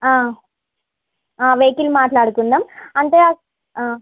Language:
Telugu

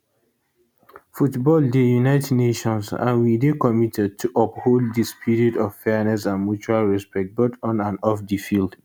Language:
Nigerian Pidgin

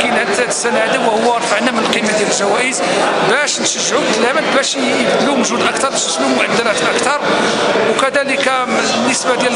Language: Arabic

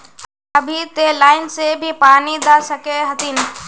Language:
Magahi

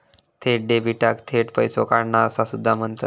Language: Marathi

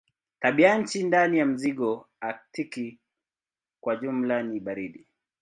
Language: Swahili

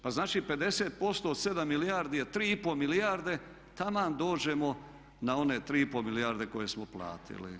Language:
Croatian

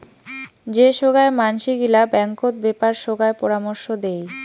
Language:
Bangla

